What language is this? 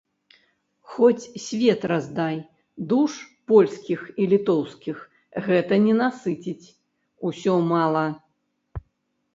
Belarusian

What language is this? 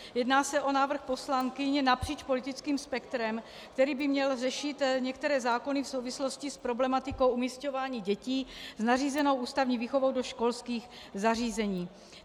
Czech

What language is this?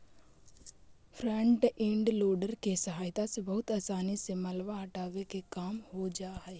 Magahi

